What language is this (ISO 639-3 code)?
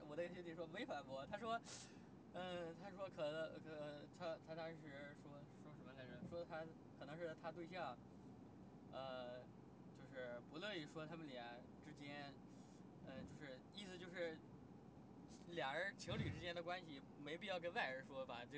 zho